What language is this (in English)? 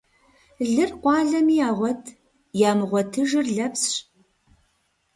Kabardian